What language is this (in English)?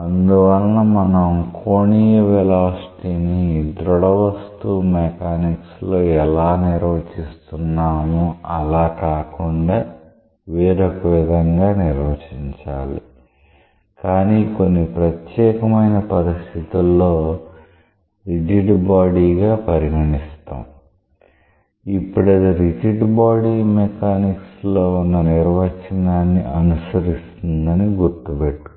Telugu